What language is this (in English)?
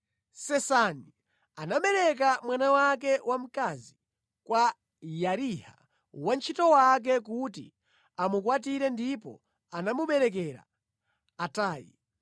Nyanja